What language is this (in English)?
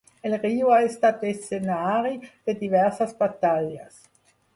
Catalan